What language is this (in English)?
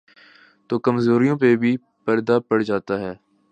Urdu